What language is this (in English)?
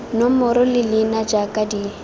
Tswana